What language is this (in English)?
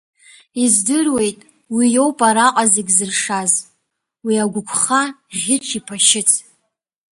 Abkhazian